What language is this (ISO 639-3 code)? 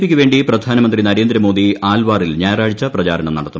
mal